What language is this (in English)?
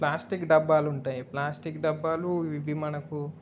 Telugu